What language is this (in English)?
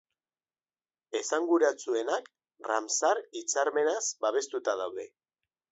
Basque